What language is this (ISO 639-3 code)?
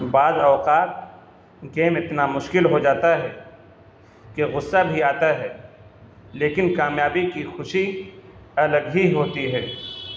urd